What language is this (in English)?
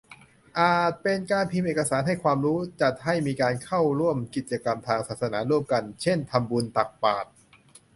Thai